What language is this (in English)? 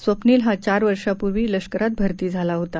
Marathi